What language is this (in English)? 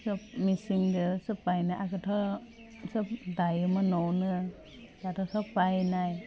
Bodo